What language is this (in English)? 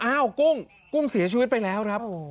Thai